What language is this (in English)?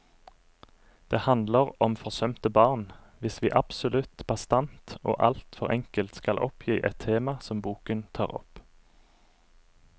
Norwegian